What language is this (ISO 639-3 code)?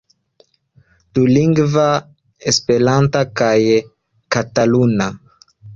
epo